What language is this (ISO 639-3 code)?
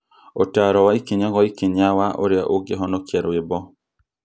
kik